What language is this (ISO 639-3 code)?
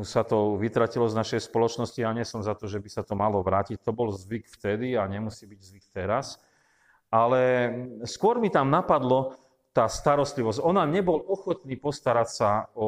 slk